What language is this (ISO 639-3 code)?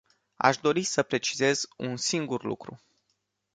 ron